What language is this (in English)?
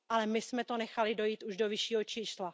Czech